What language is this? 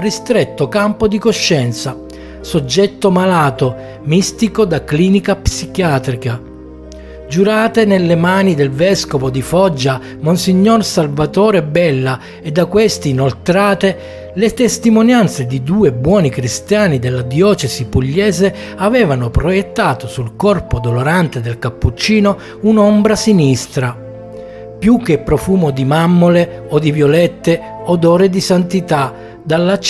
Italian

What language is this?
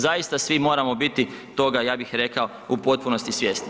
Croatian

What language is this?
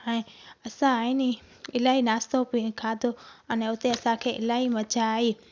Sindhi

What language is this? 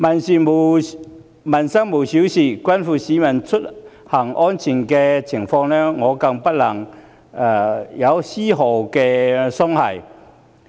Cantonese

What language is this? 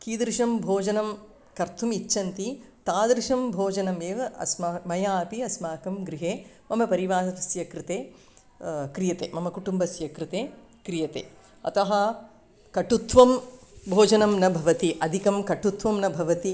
Sanskrit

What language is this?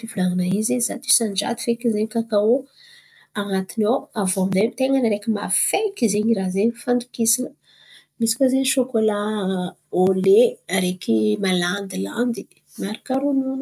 Antankarana Malagasy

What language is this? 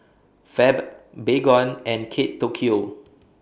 English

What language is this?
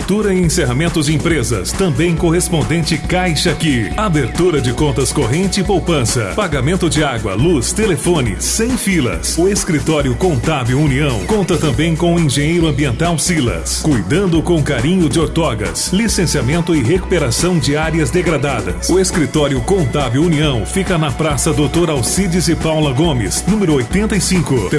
Portuguese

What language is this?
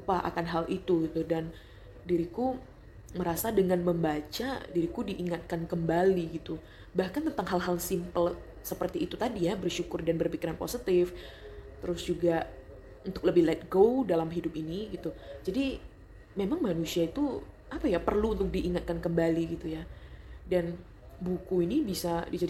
Indonesian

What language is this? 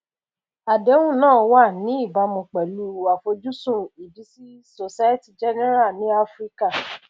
Yoruba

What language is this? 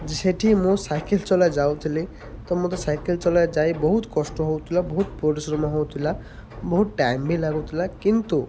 Odia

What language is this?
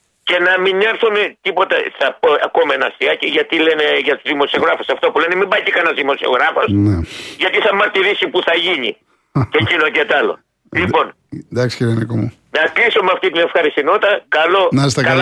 Greek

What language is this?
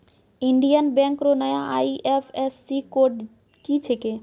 Maithili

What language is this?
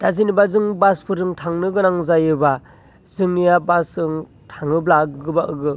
Bodo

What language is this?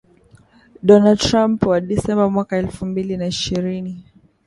Swahili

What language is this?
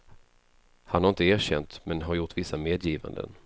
Swedish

